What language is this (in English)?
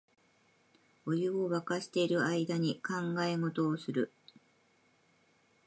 Japanese